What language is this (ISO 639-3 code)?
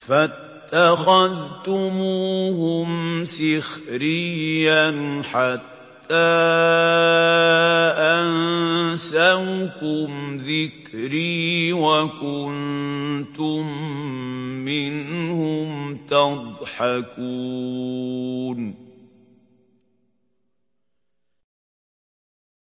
ara